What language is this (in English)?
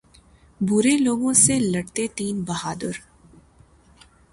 Urdu